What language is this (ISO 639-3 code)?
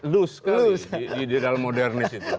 ind